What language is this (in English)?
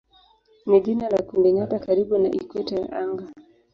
Swahili